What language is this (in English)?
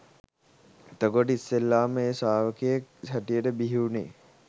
Sinhala